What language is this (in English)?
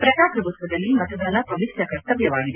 Kannada